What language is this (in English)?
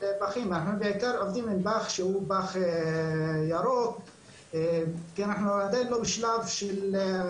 Hebrew